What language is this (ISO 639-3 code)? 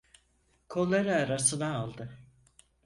tur